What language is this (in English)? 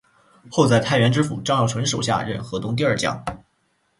Chinese